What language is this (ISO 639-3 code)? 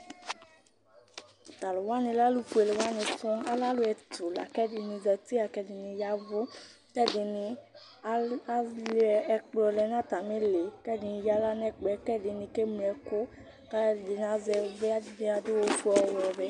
kpo